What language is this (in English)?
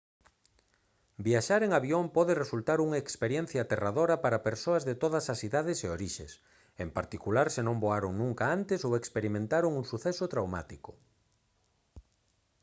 Galician